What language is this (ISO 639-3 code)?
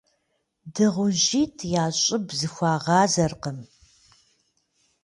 kbd